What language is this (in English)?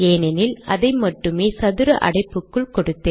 Tamil